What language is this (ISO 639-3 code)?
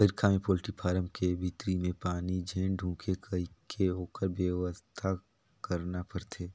hne